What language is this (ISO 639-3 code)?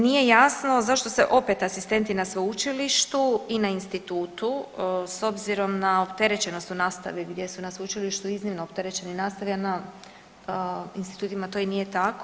hrv